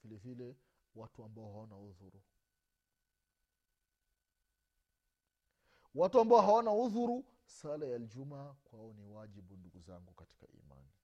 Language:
Swahili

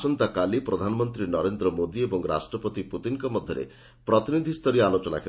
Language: Odia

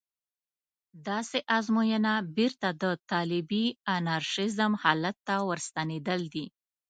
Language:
Pashto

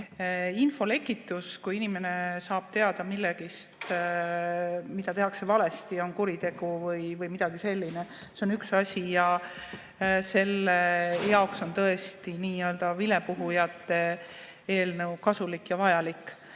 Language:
Estonian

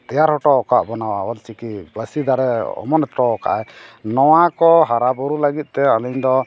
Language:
Santali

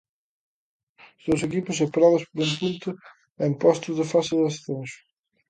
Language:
Galician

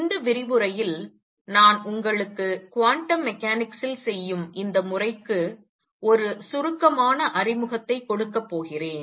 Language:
Tamil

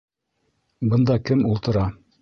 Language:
Bashkir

